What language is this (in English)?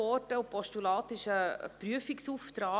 Swiss German